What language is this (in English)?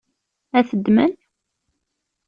Kabyle